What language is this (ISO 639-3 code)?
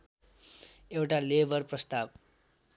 nep